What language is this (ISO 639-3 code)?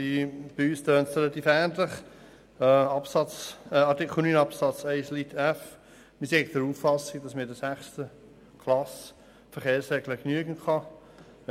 gsw